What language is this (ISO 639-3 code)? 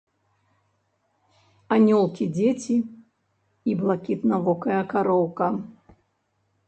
bel